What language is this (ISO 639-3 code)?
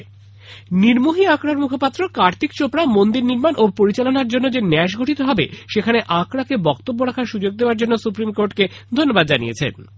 ben